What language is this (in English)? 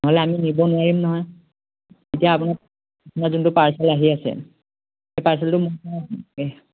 Assamese